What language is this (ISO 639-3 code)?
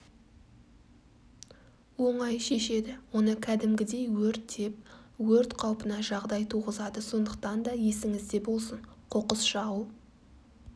kaz